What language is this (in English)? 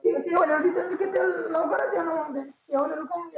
Marathi